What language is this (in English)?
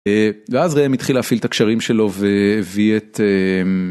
Hebrew